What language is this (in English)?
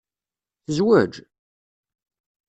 Kabyle